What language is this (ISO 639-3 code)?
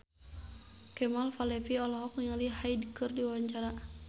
sun